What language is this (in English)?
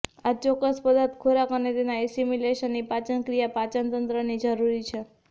Gujarati